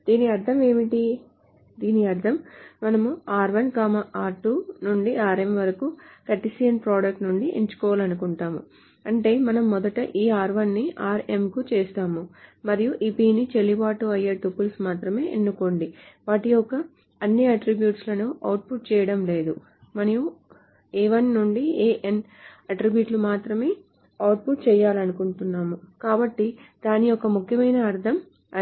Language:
Telugu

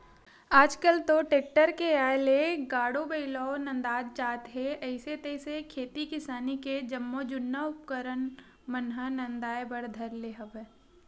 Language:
Chhattisgarhi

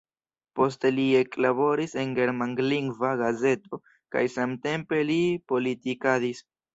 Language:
Esperanto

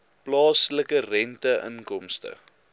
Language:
Afrikaans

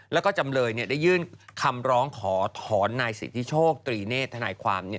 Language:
Thai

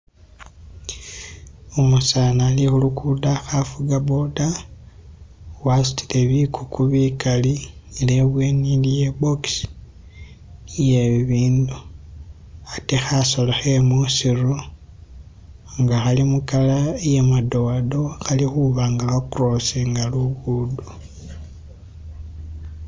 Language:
Masaaba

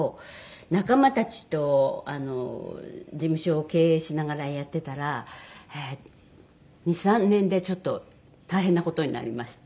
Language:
Japanese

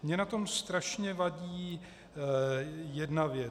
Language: Czech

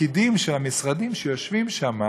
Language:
Hebrew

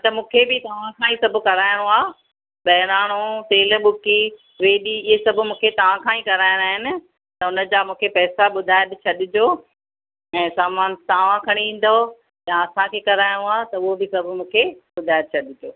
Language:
Sindhi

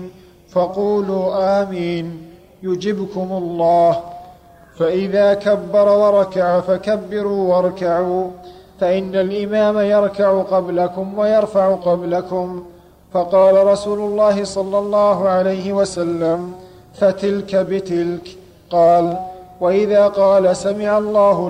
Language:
Arabic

